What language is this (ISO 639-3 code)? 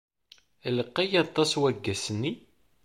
kab